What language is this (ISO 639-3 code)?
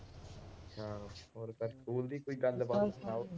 pan